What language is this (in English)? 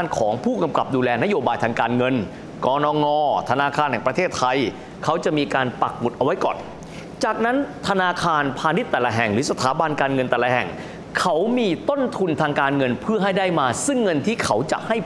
Thai